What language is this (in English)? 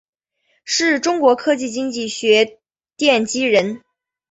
Chinese